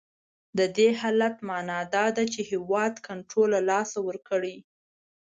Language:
Pashto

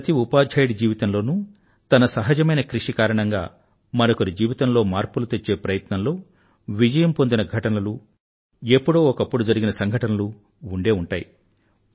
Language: Telugu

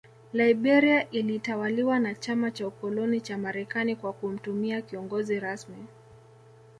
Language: Swahili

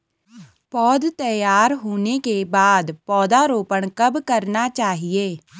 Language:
Hindi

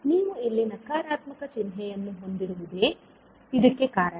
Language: Kannada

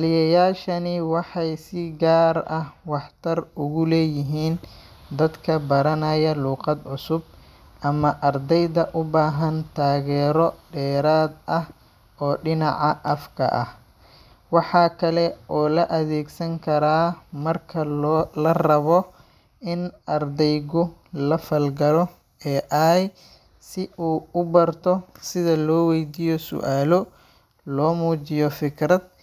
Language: Somali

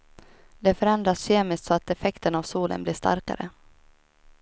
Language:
Swedish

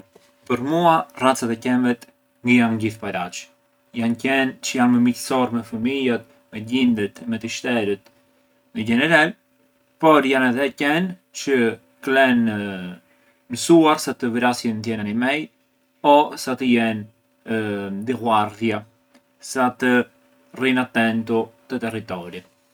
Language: Arbëreshë Albanian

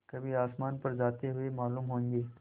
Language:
Hindi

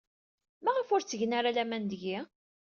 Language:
Kabyle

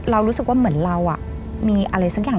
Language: Thai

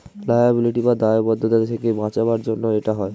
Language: Bangla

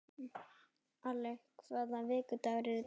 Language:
Icelandic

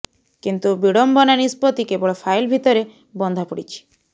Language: Odia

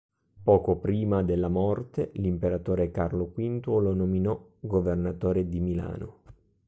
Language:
Italian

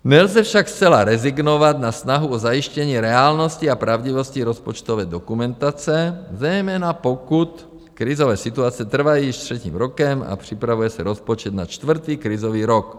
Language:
Czech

